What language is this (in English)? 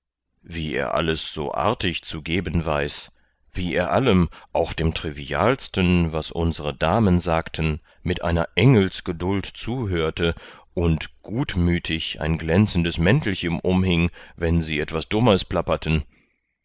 German